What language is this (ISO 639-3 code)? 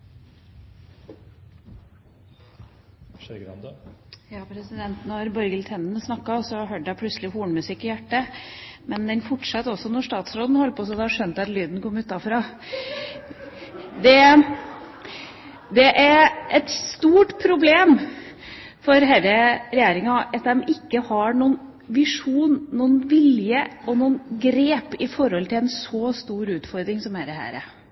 nor